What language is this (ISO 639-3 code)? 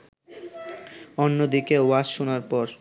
ben